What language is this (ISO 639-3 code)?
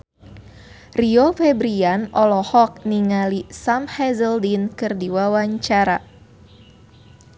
sun